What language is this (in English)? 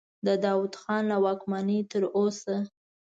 Pashto